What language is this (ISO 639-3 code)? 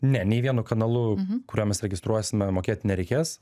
lit